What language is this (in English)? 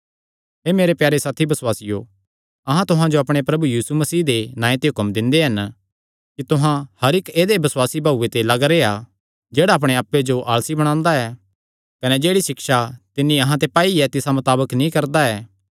Kangri